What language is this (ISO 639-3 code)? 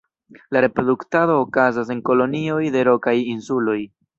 epo